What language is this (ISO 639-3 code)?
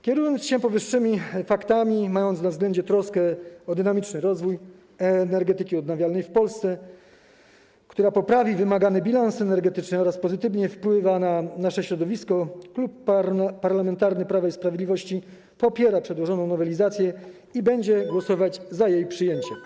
pol